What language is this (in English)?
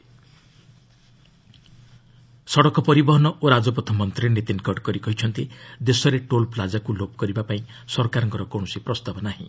Odia